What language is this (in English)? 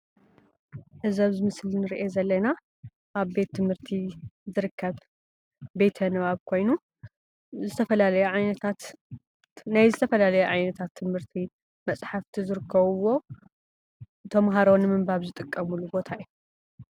Tigrinya